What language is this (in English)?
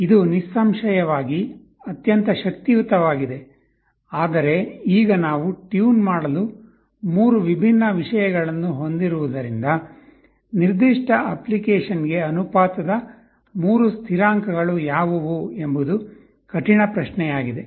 Kannada